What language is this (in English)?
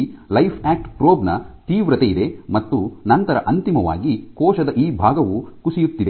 Kannada